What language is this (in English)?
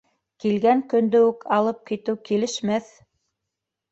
Bashkir